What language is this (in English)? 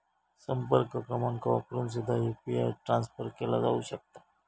Marathi